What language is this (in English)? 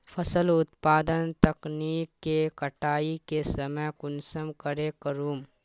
Magahi